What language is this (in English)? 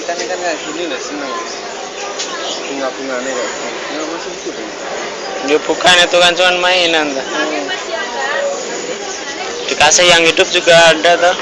Indonesian